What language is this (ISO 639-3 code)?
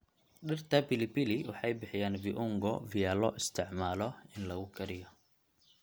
som